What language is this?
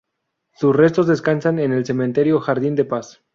Spanish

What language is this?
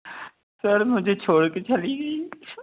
Hindi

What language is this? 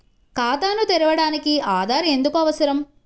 Telugu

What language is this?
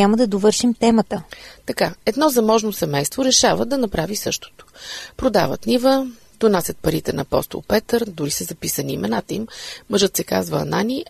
Bulgarian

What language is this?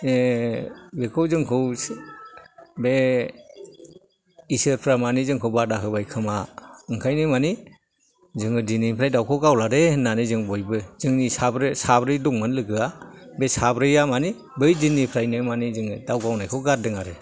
Bodo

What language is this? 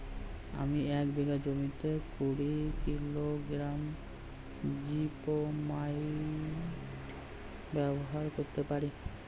Bangla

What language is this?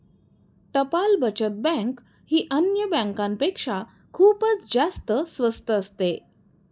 Marathi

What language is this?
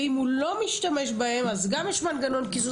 Hebrew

